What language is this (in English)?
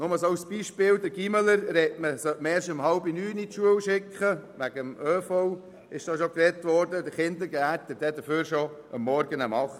Swiss German